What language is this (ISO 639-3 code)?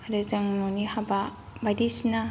brx